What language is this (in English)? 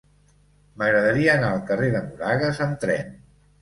Catalan